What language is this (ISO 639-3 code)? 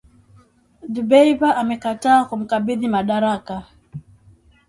swa